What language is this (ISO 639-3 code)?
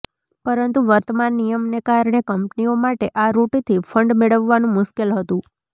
guj